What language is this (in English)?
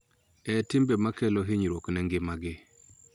Luo (Kenya and Tanzania)